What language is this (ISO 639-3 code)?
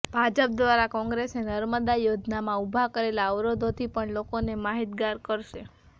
guj